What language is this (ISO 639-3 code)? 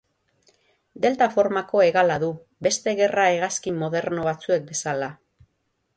eus